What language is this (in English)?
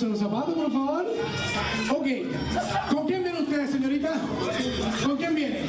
Spanish